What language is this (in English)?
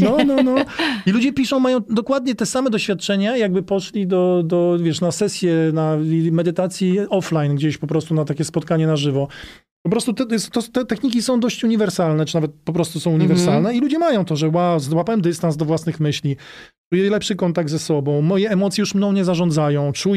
Polish